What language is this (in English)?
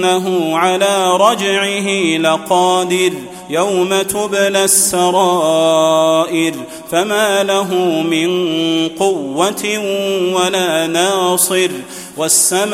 Arabic